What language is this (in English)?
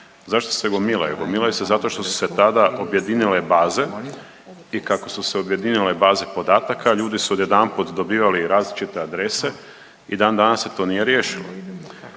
Croatian